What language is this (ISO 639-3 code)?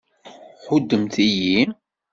kab